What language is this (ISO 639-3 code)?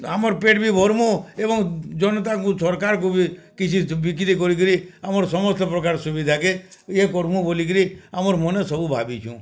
ori